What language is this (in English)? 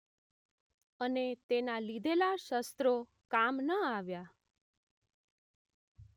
Gujarati